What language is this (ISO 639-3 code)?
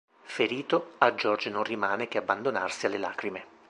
ita